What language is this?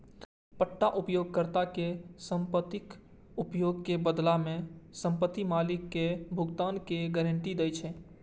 Maithili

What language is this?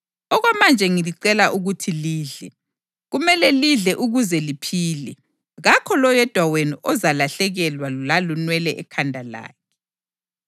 North Ndebele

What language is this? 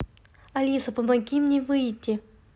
Russian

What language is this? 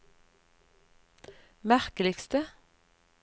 Norwegian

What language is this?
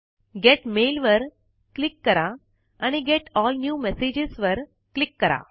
Marathi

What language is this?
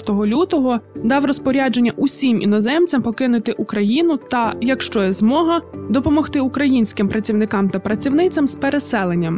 Ukrainian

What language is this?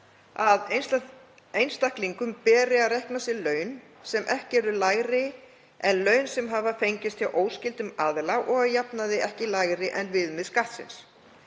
Icelandic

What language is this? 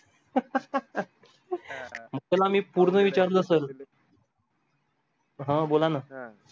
Marathi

